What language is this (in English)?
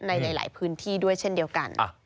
Thai